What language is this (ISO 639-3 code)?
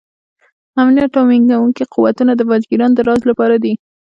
pus